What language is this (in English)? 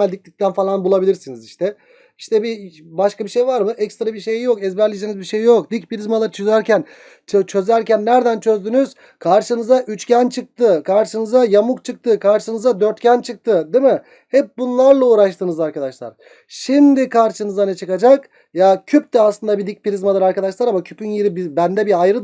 Turkish